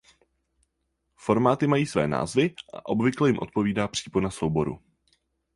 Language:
Czech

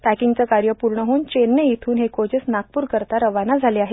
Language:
Marathi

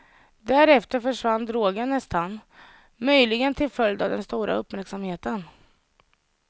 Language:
Swedish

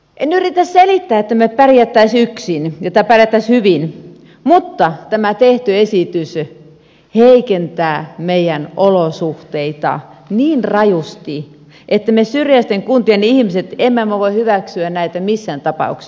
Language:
Finnish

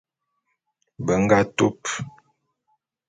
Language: Bulu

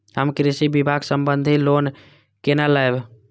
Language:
Maithili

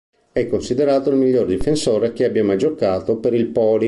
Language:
Italian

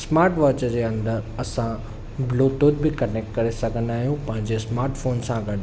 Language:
Sindhi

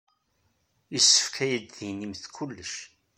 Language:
Kabyle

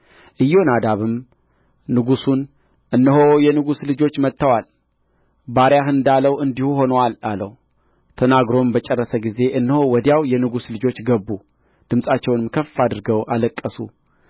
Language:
Amharic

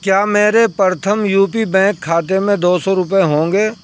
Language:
Urdu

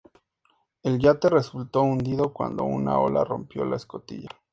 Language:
Spanish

